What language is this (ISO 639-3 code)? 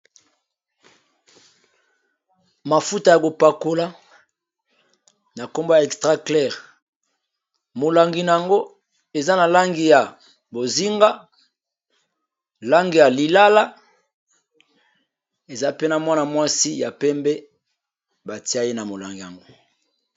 lin